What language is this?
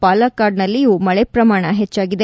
Kannada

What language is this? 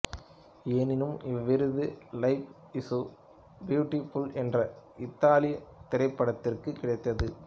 Tamil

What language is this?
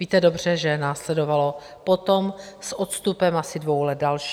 Czech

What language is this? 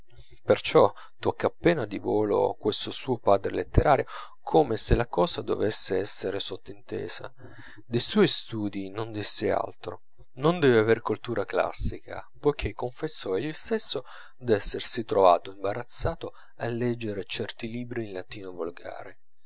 Italian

